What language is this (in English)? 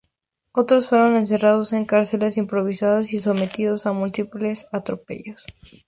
Spanish